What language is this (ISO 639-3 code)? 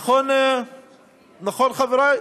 heb